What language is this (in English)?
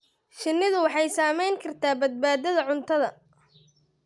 Somali